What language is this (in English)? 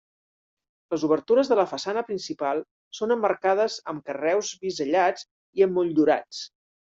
Catalan